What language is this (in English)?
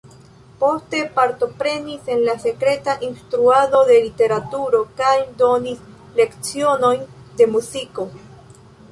Esperanto